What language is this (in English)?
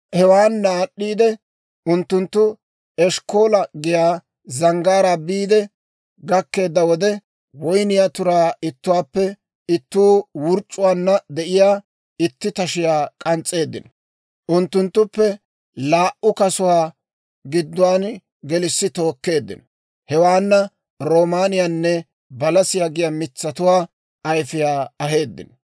Dawro